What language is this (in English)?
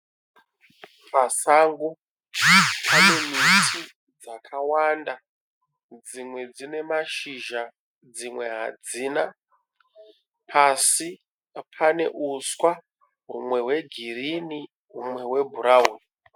Shona